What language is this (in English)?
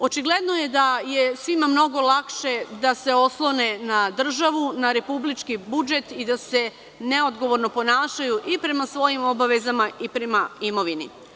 Serbian